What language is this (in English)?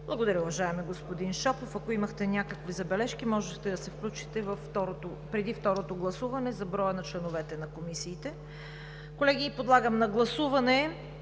Bulgarian